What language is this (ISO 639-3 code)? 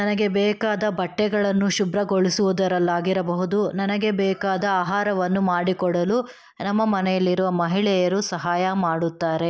kan